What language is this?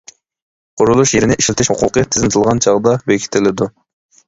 Uyghur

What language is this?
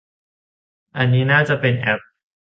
Thai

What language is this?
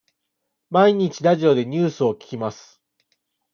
Japanese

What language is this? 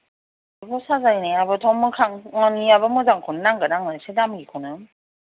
Bodo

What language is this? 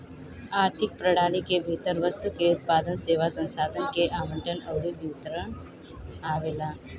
Bhojpuri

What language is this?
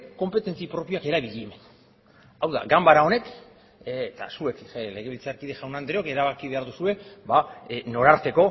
Basque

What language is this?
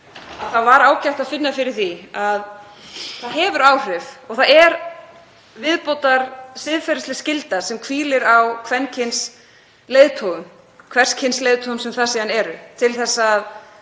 Icelandic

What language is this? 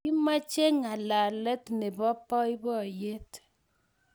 Kalenjin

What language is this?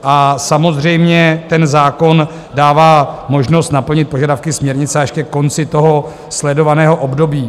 Czech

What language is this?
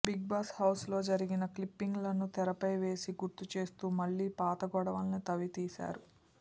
Telugu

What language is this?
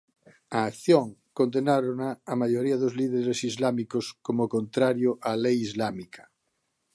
Galician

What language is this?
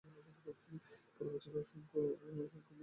Bangla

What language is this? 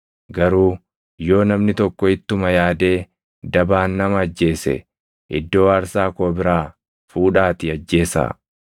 Oromo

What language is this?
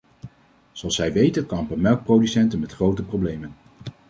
Dutch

